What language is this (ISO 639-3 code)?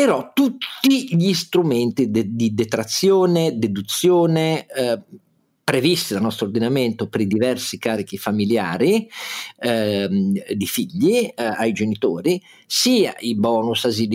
ita